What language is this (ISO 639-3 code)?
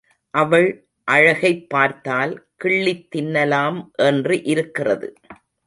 tam